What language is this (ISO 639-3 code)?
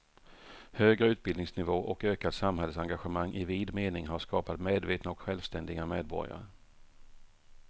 swe